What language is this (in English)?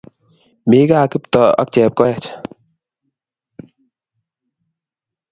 Kalenjin